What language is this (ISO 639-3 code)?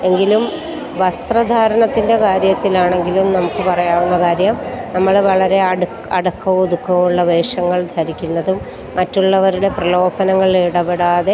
mal